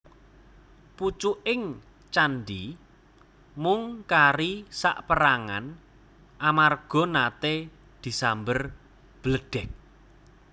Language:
Javanese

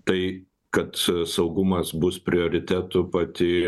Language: Lithuanian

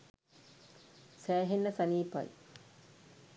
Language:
Sinhala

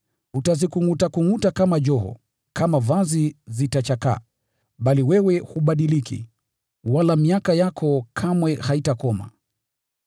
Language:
Swahili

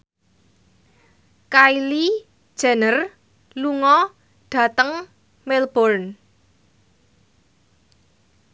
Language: Javanese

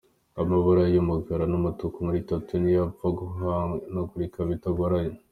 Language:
Kinyarwanda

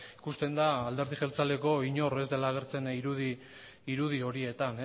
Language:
Basque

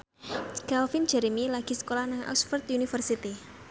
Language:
Javanese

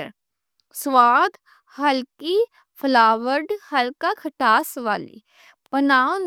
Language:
Western Panjabi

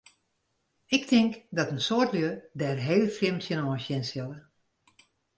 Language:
Western Frisian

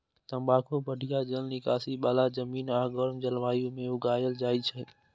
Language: Maithili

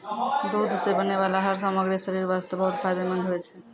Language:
Maithili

